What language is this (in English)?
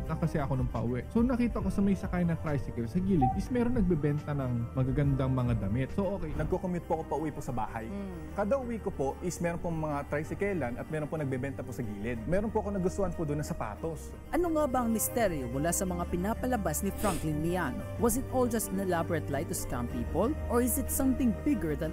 Filipino